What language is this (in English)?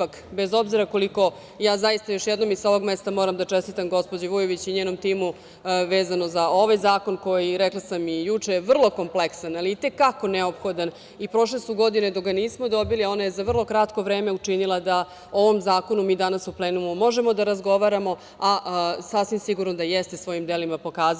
Serbian